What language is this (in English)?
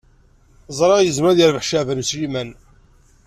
Kabyle